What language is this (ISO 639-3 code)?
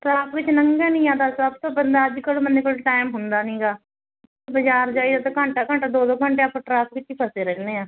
pan